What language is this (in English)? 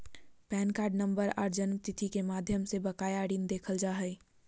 Magahi